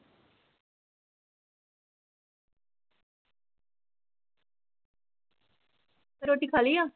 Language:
Punjabi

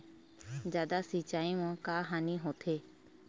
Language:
Chhattisgarhi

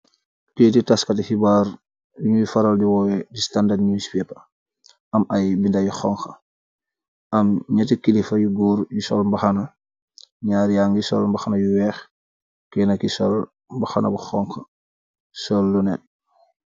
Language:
Wolof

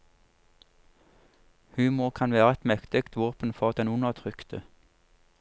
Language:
Norwegian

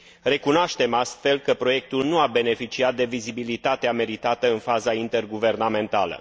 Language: Romanian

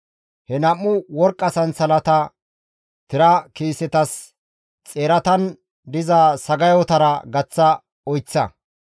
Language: Gamo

